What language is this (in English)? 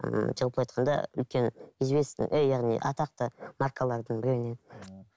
Kazakh